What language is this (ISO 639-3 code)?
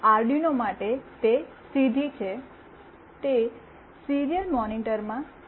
guj